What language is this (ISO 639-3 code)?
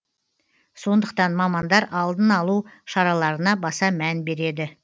kaz